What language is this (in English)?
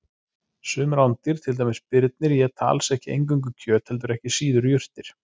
Icelandic